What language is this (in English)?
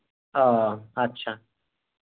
Santali